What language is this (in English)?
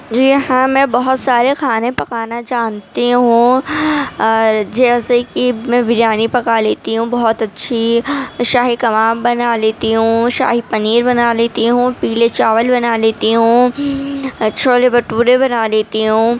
Urdu